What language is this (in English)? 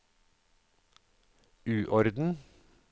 Norwegian